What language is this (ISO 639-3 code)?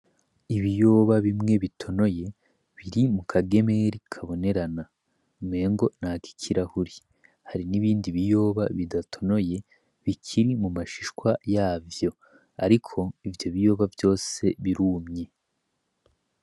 run